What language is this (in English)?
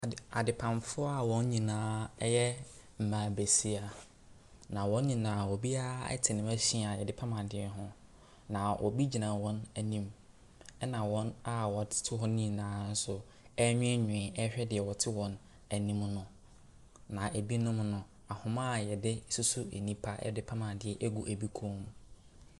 Akan